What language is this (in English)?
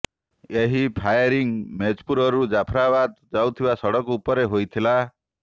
Odia